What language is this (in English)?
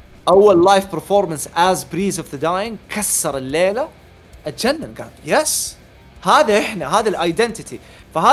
Arabic